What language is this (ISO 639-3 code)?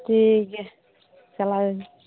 sat